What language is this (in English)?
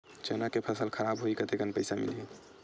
Chhattisgarhi